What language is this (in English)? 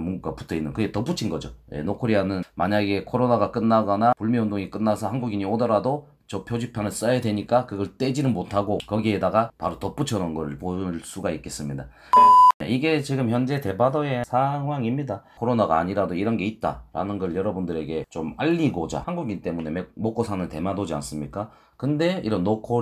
Korean